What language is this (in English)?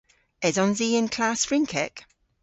Cornish